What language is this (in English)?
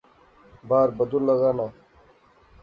Pahari-Potwari